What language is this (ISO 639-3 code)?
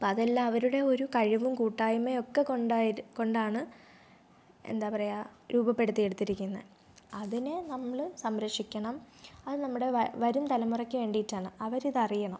mal